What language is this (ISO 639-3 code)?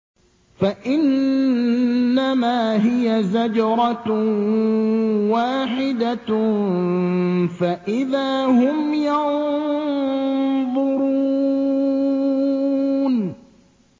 ara